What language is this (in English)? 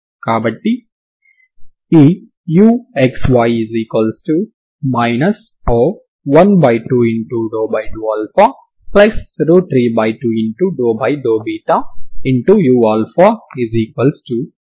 Telugu